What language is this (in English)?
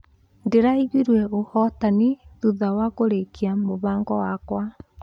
Kikuyu